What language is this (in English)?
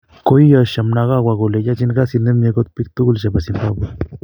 Kalenjin